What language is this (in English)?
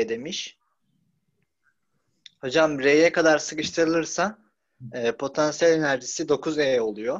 Turkish